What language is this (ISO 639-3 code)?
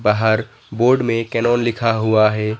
hin